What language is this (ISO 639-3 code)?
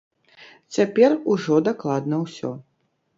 bel